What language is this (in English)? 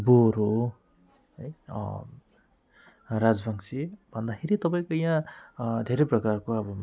Nepali